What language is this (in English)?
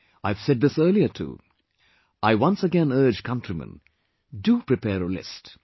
English